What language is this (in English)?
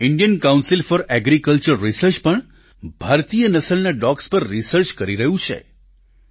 Gujarati